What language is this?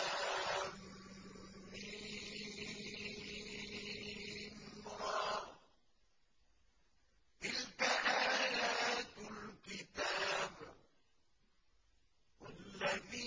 Arabic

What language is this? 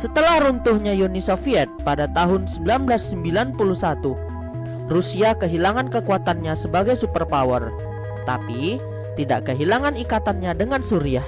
Indonesian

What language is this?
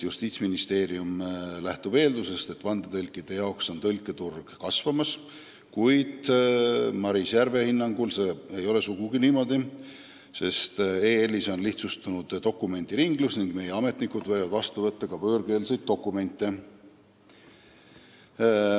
Estonian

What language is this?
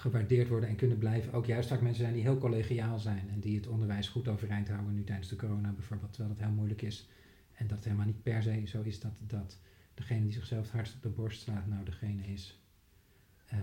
Dutch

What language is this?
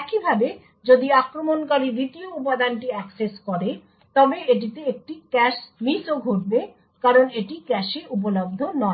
Bangla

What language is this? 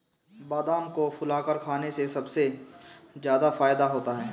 Hindi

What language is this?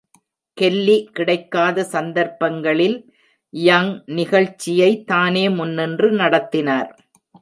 Tamil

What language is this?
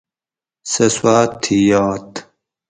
Gawri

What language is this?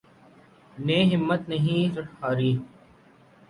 Urdu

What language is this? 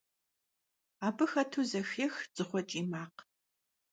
Kabardian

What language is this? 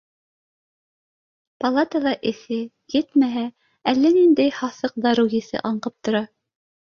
Bashkir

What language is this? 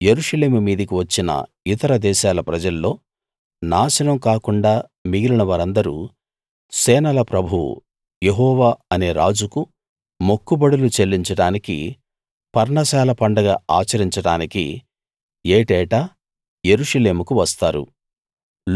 Telugu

